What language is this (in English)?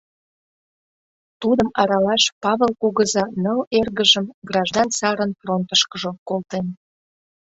Mari